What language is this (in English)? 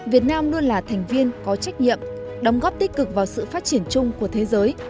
Vietnamese